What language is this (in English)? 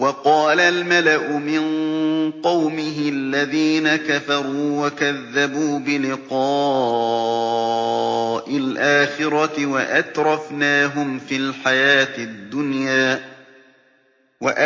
Arabic